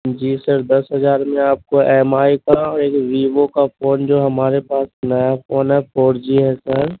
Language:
Urdu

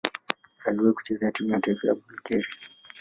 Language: Swahili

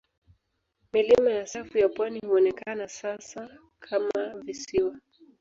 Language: Swahili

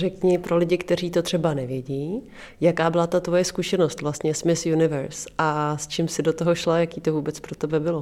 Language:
Czech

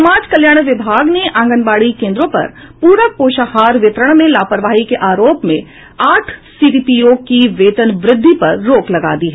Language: Hindi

